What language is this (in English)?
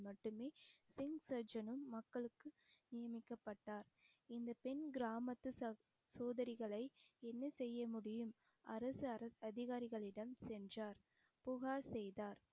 Tamil